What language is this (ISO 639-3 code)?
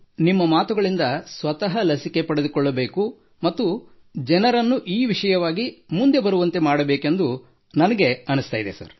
kan